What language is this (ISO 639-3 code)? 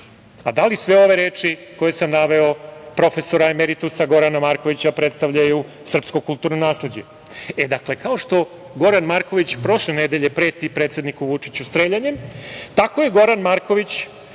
srp